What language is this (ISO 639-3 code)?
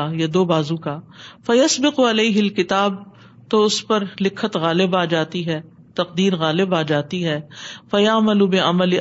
urd